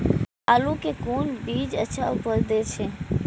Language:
Maithili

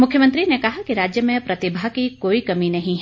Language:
Hindi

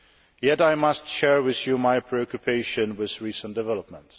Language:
English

